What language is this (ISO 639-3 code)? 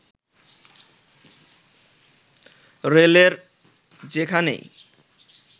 ben